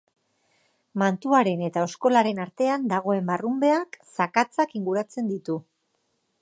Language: Basque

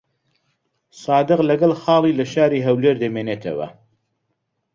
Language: Central Kurdish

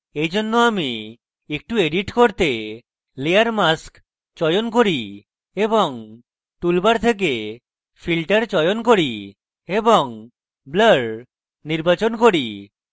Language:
Bangla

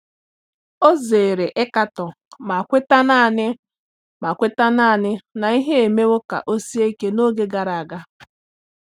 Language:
Igbo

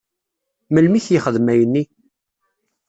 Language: Kabyle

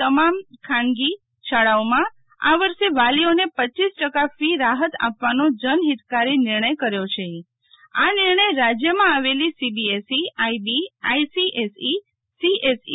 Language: Gujarati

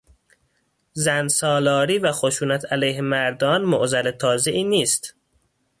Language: Persian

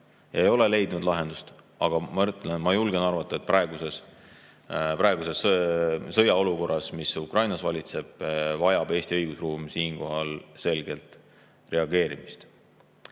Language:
Estonian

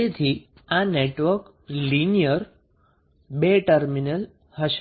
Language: Gujarati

